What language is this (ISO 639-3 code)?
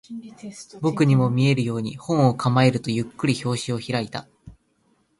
jpn